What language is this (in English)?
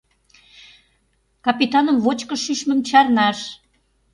Mari